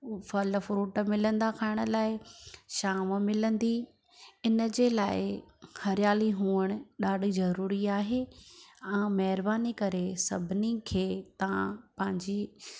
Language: Sindhi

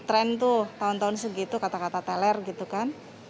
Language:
Indonesian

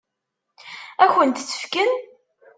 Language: Kabyle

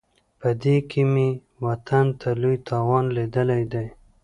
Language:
Pashto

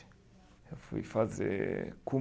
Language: Portuguese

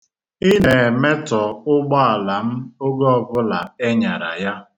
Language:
Igbo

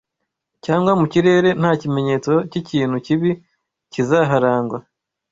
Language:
Kinyarwanda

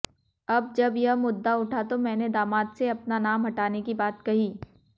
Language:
Hindi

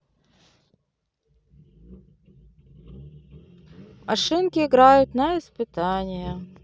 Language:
Russian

